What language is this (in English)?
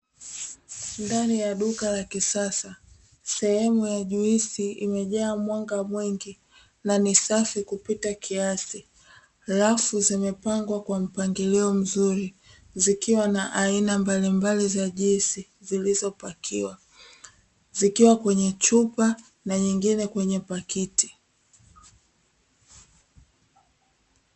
Swahili